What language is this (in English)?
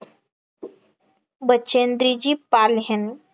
Marathi